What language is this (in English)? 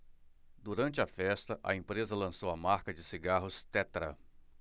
Portuguese